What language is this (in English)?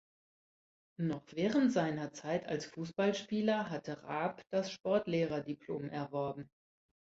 German